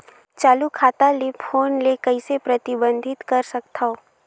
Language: Chhattisgarhi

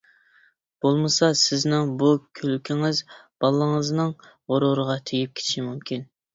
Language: Uyghur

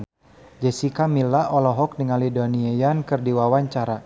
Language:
Sundanese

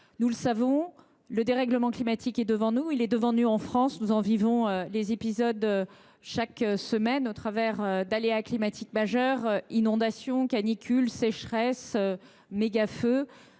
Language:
French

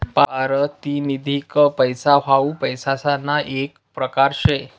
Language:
Marathi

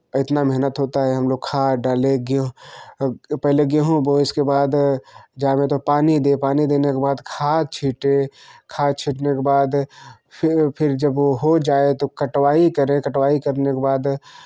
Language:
Hindi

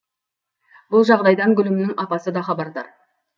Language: Kazakh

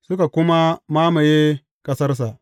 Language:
Hausa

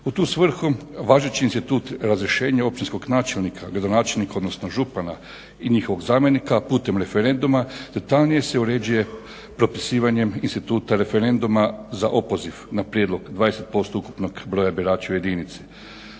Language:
Croatian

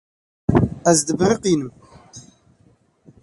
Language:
Kurdish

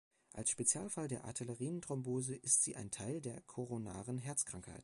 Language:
German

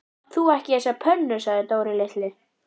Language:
Icelandic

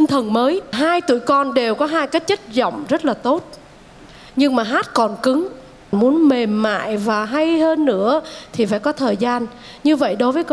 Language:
Vietnamese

